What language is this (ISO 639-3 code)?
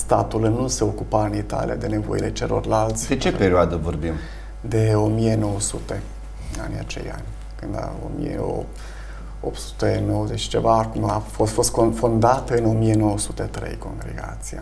ron